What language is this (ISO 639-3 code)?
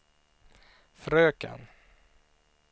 swe